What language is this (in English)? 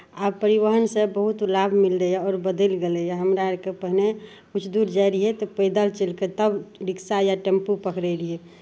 Maithili